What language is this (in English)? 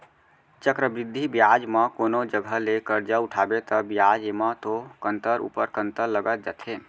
Chhattisgarhi